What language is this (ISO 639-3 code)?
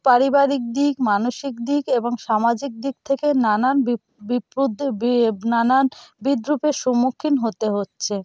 ben